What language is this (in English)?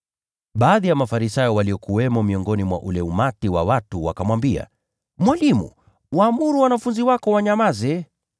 Swahili